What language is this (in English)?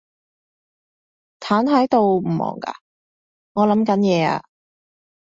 Cantonese